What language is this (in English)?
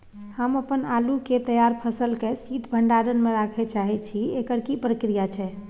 Maithili